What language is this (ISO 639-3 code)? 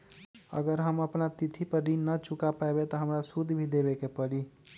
mag